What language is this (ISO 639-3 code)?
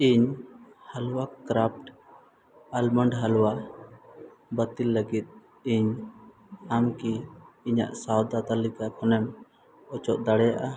sat